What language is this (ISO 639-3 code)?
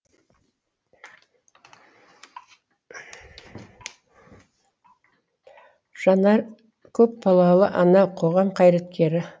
kaz